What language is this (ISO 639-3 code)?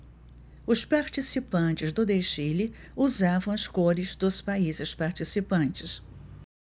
por